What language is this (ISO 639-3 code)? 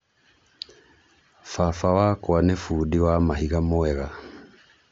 kik